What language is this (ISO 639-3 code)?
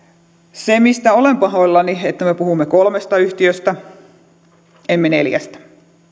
fin